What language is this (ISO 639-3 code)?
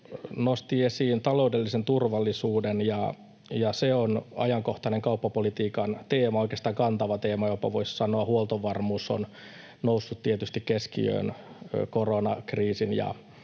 fin